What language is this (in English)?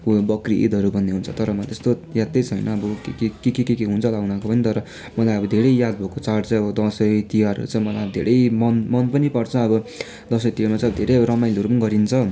Nepali